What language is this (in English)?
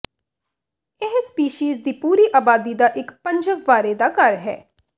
Punjabi